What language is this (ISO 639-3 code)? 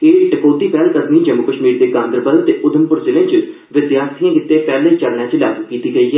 doi